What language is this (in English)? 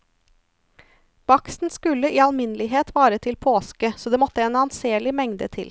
Norwegian